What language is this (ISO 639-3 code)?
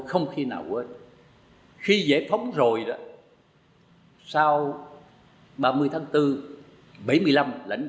vie